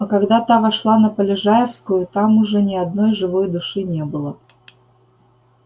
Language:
Russian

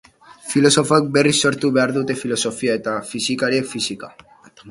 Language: Basque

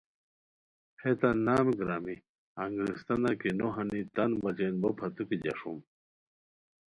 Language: Khowar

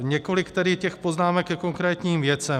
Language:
Czech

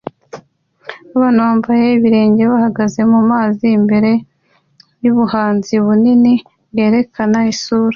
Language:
Kinyarwanda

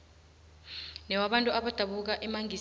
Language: South Ndebele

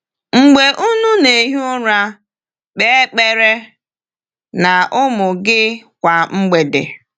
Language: Igbo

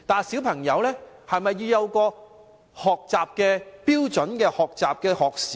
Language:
Cantonese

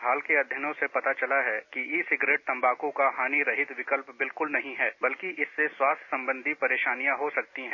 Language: Hindi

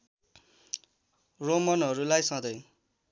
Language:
Nepali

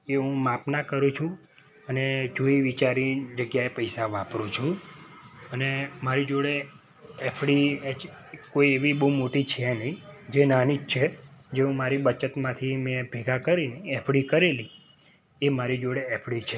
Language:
Gujarati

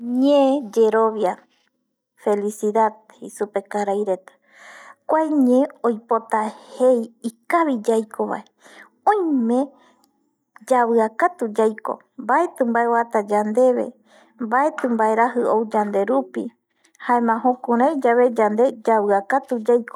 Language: Eastern Bolivian Guaraní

